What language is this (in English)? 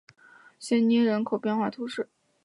Chinese